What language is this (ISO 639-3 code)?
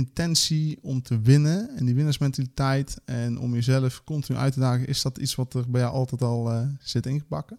nld